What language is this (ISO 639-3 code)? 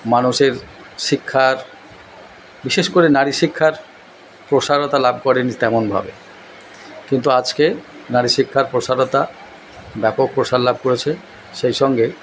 ben